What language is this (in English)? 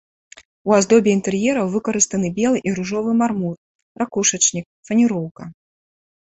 Belarusian